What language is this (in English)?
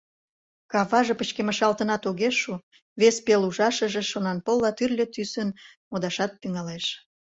Mari